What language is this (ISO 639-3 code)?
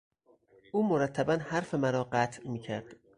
fas